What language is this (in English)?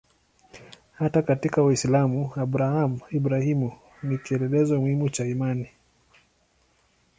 Swahili